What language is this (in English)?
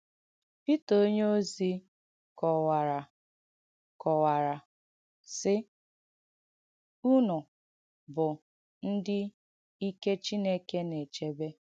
Igbo